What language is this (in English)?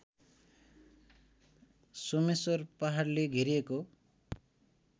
Nepali